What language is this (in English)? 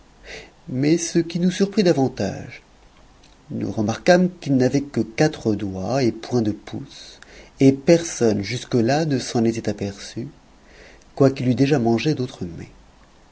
French